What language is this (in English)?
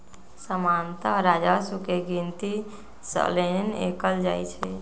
Magahi